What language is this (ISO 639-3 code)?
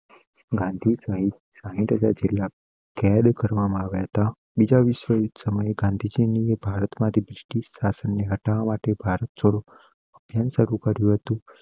guj